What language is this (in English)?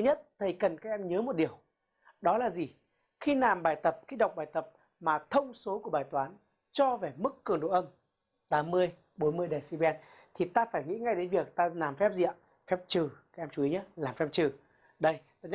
Vietnamese